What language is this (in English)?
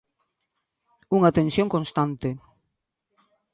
Galician